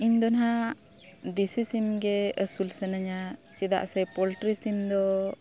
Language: Santali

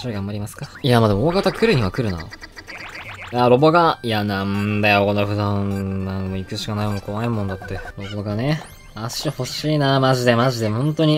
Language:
Japanese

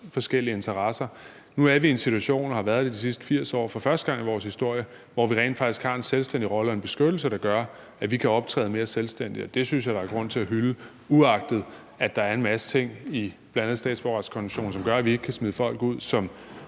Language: Danish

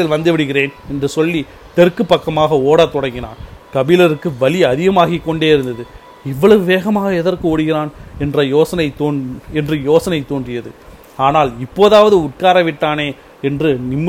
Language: Tamil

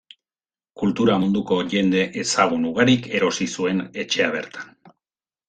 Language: Basque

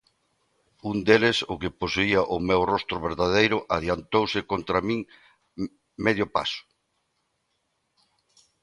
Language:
Galician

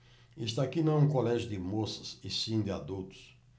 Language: Portuguese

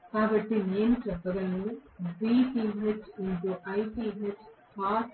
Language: Telugu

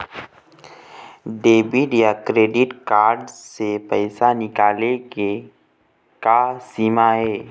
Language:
Chhattisgarhi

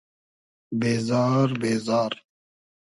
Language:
Hazaragi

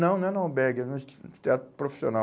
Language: Portuguese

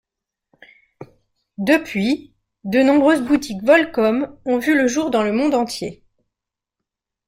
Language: French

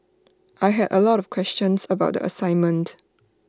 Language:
English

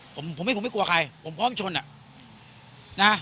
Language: Thai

